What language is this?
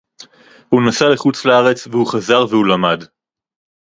Hebrew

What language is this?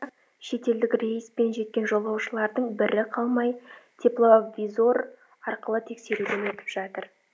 Kazakh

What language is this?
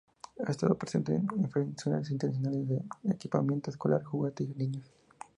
Spanish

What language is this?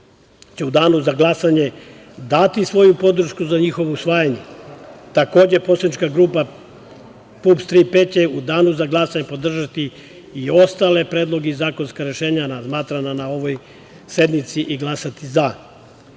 Serbian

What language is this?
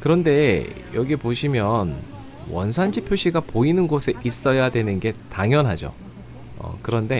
Korean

